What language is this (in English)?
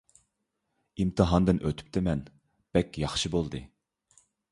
Uyghur